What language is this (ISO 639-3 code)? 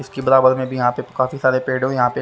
hin